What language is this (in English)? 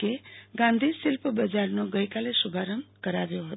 Gujarati